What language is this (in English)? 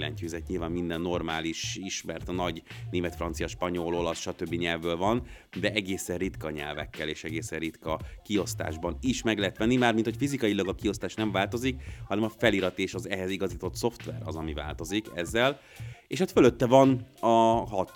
Hungarian